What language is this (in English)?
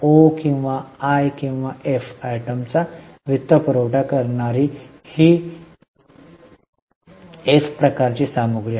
Marathi